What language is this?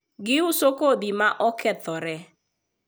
Luo (Kenya and Tanzania)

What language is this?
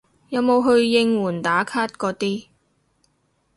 Cantonese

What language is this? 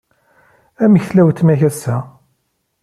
Kabyle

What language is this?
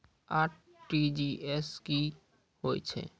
Maithili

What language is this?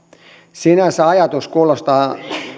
Finnish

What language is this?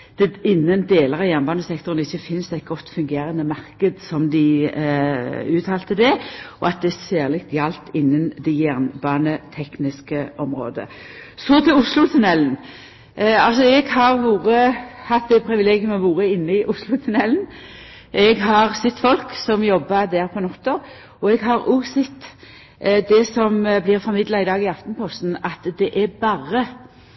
Norwegian Nynorsk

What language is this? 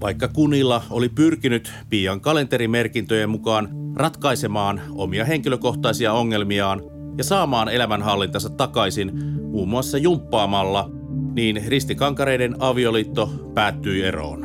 Finnish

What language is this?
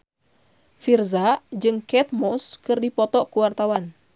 Sundanese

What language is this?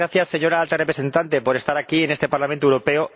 Spanish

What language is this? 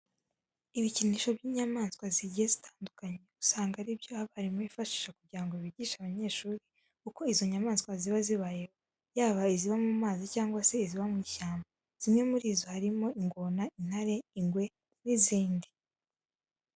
Kinyarwanda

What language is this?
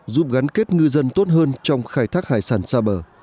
Vietnamese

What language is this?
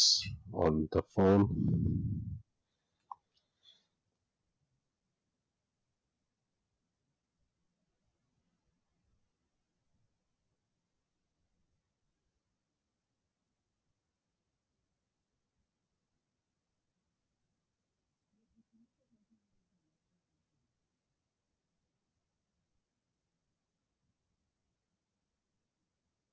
Gujarati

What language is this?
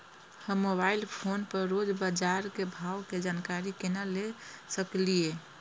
Maithili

